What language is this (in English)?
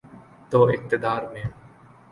Urdu